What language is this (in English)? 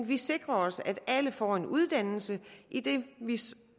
Danish